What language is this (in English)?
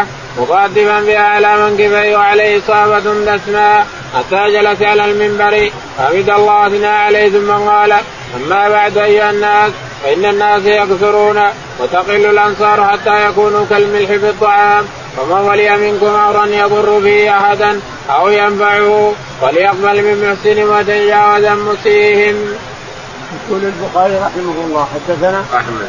Arabic